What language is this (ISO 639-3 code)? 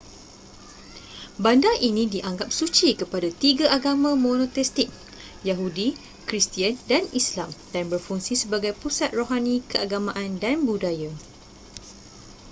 msa